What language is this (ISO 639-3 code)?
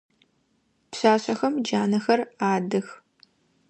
ady